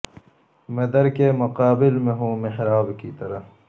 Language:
Urdu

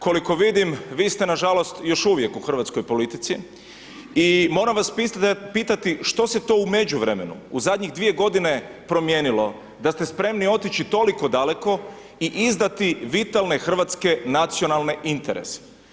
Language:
Croatian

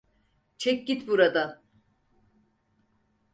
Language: Turkish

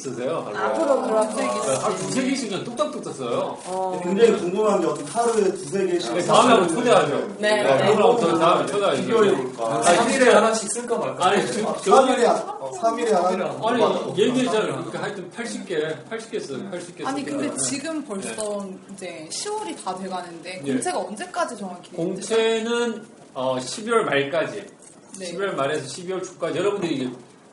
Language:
Korean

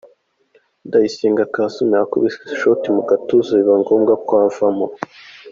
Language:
Kinyarwanda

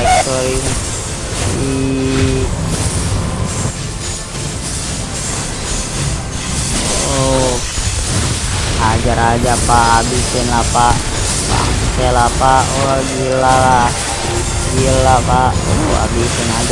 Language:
Indonesian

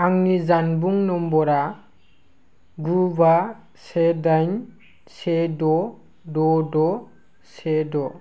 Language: Bodo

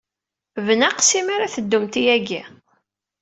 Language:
Kabyle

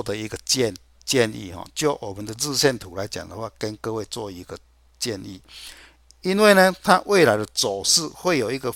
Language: Chinese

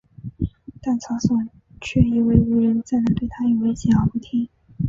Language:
Chinese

